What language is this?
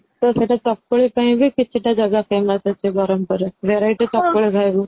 Odia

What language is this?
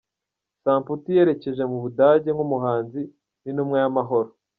Kinyarwanda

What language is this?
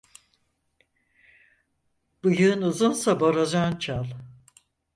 Turkish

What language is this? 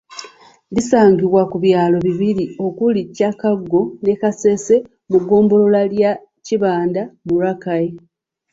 Ganda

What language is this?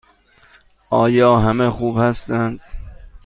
Persian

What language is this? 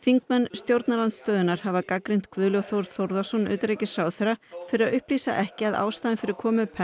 Icelandic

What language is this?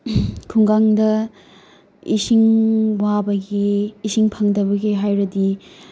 Manipuri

